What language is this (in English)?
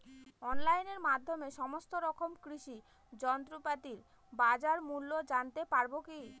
Bangla